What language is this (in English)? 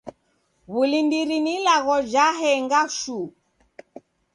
Taita